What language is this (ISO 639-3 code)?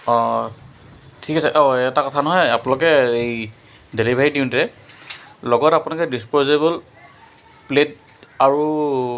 asm